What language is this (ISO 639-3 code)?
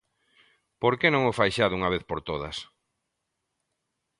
glg